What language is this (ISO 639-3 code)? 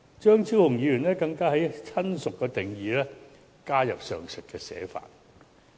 yue